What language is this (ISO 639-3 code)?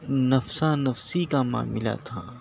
urd